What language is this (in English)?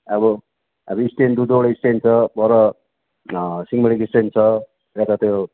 Nepali